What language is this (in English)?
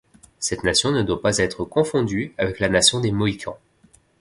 French